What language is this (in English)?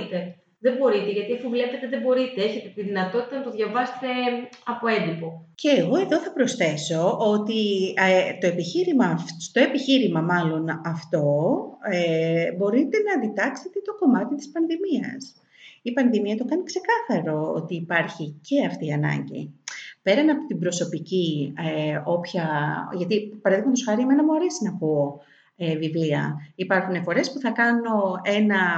Greek